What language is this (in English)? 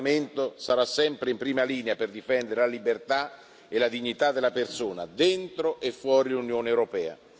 Italian